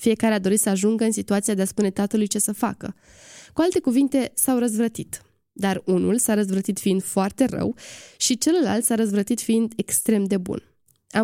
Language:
Romanian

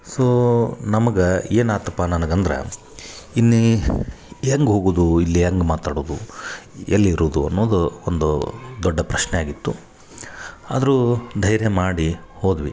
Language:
Kannada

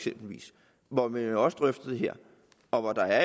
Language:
Danish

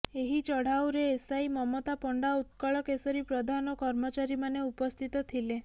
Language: Odia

